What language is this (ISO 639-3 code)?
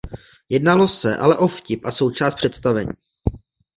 ces